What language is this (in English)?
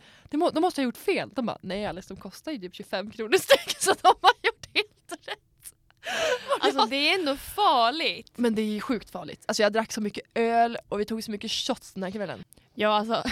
Swedish